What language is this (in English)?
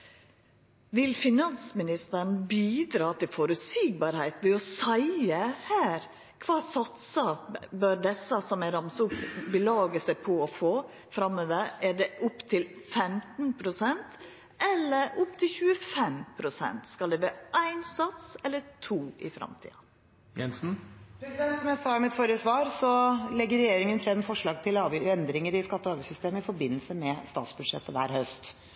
Norwegian